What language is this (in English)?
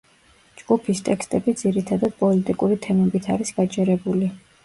Georgian